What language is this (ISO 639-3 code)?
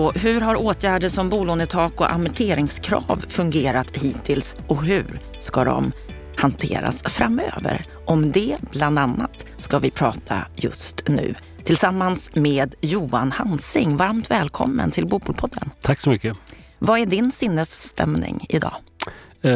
swe